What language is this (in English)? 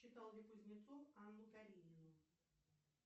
Russian